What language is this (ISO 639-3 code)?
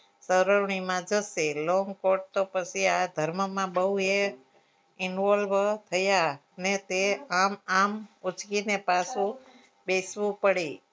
guj